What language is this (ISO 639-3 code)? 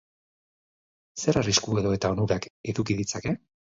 eus